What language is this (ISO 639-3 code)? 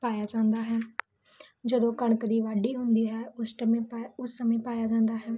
pan